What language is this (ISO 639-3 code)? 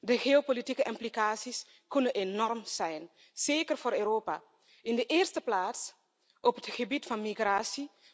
nld